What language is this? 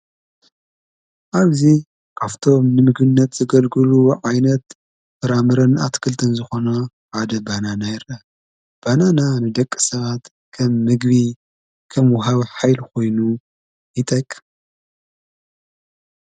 Tigrinya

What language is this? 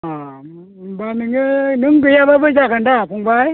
Bodo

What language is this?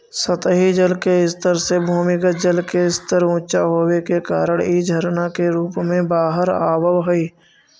Magahi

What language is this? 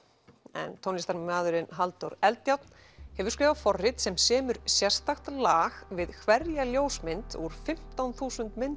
Icelandic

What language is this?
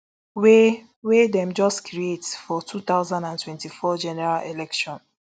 Nigerian Pidgin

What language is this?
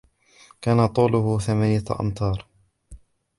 Arabic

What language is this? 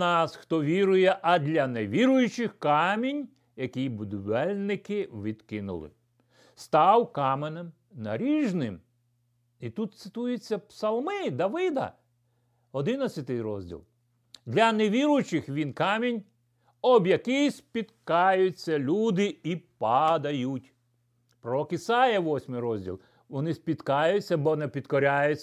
Ukrainian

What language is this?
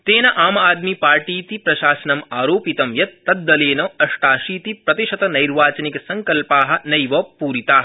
Sanskrit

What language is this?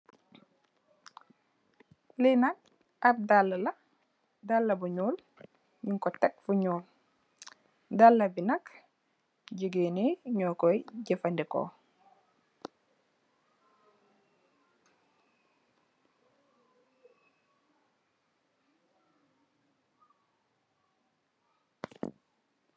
Wolof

